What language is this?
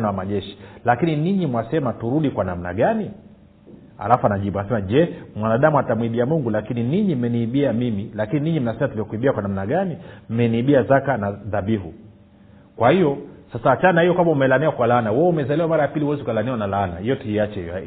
Swahili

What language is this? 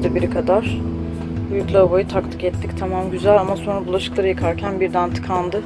Turkish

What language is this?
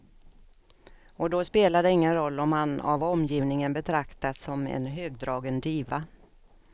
Swedish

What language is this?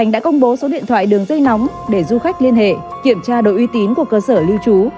Vietnamese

